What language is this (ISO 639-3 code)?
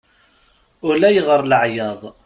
kab